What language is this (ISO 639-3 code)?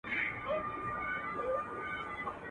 pus